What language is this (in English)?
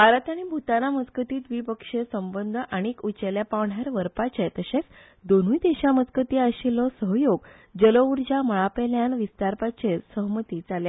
Konkani